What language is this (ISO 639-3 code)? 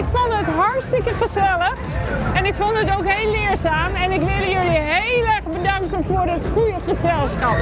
nld